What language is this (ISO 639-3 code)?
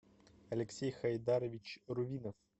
rus